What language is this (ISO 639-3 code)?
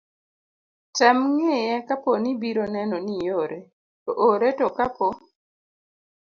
luo